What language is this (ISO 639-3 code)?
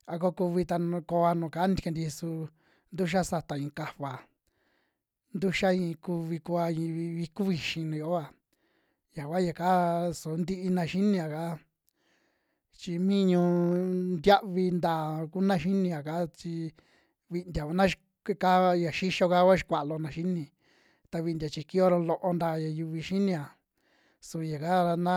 jmx